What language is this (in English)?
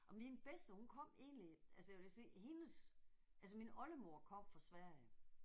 Danish